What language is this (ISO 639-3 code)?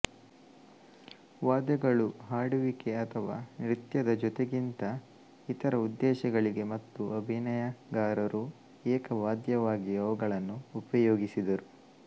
kan